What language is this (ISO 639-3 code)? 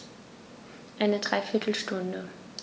deu